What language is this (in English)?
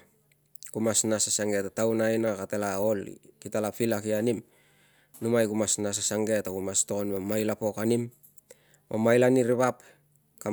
Tungag